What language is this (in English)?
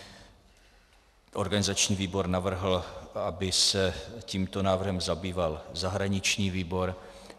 Czech